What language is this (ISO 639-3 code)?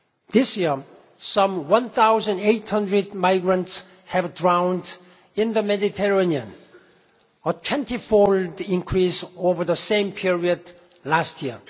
eng